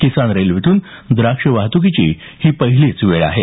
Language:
Marathi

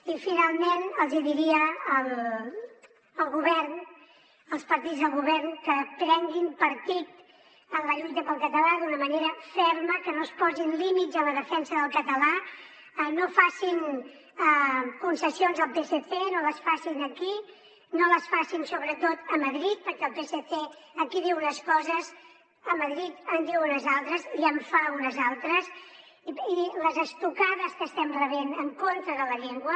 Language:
Catalan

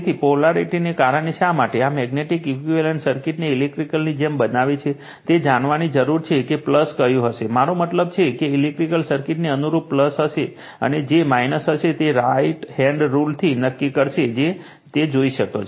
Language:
Gujarati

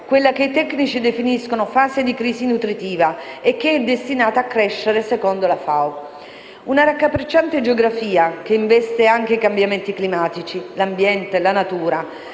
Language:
Italian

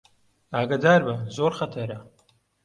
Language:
Central Kurdish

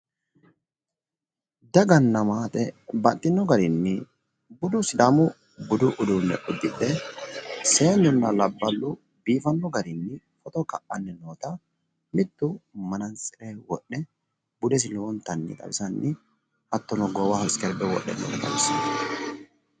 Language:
Sidamo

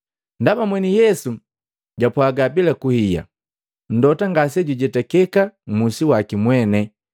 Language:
Matengo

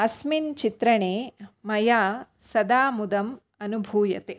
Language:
Sanskrit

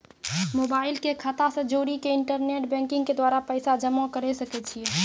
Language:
Maithili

